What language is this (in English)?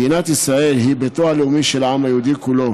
Hebrew